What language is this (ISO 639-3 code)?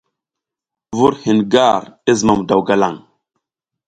giz